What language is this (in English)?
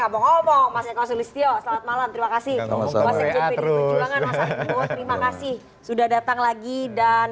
Indonesian